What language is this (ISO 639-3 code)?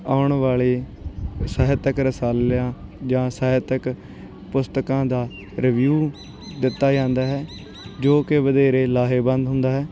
pan